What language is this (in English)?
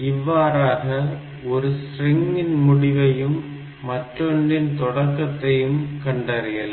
Tamil